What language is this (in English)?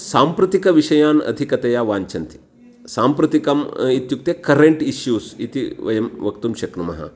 Sanskrit